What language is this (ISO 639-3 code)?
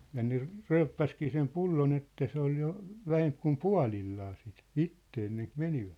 fin